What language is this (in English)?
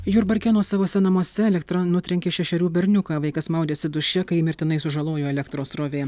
Lithuanian